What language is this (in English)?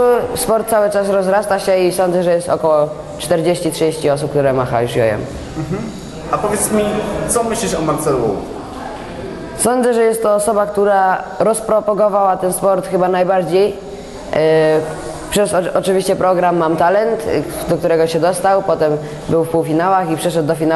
Polish